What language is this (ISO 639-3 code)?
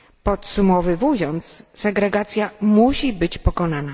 pol